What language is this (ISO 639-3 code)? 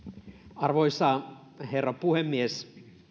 fin